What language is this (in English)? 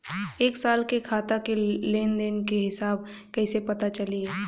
Bhojpuri